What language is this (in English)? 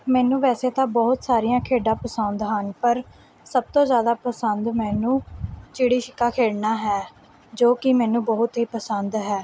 Punjabi